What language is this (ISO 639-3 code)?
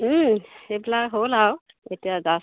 asm